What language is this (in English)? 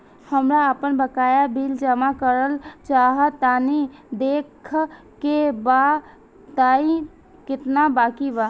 Bhojpuri